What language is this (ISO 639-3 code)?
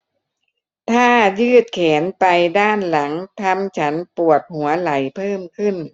tha